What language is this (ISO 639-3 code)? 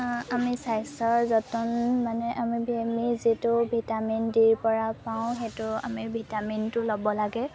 asm